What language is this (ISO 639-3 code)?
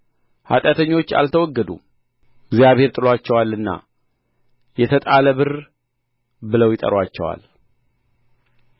amh